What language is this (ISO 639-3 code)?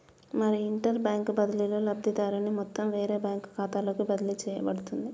tel